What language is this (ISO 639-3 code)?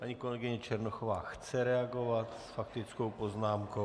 ces